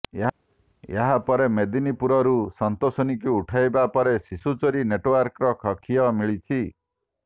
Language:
Odia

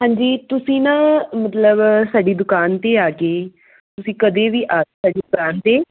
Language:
Punjabi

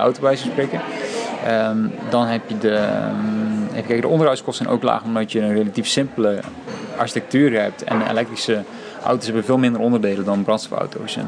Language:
Dutch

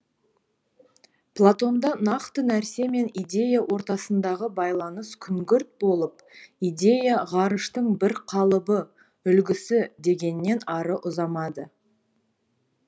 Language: Kazakh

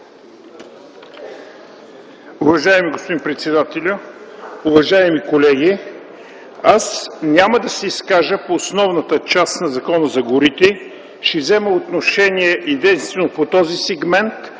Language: Bulgarian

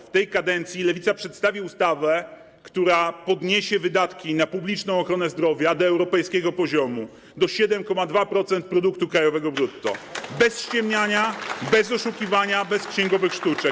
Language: Polish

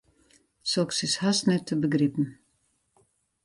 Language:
Western Frisian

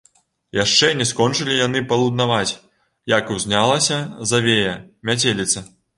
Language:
Belarusian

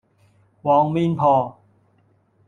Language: Cantonese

